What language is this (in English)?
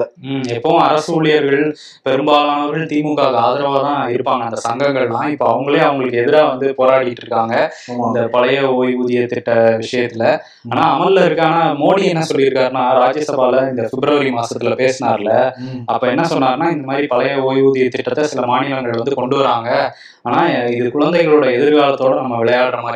Tamil